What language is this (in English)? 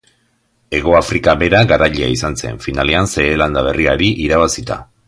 Basque